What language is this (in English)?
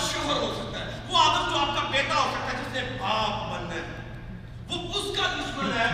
Urdu